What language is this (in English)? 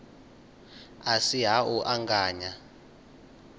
Venda